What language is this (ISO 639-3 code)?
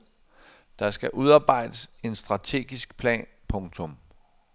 dan